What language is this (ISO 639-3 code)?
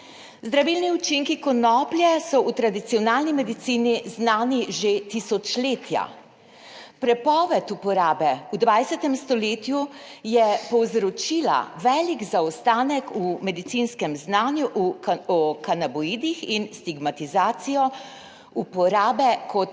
slv